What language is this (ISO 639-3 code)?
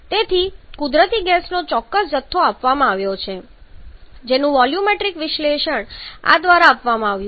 guj